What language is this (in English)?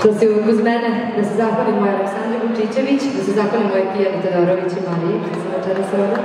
Romanian